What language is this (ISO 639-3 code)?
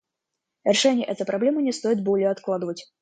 rus